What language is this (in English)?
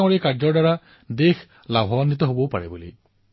Assamese